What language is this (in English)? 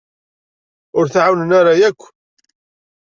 Kabyle